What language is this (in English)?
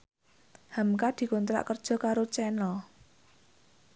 Javanese